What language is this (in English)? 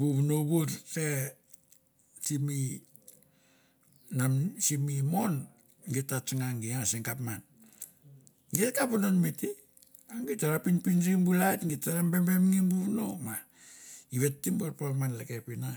Mandara